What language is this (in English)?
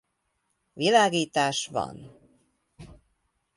Hungarian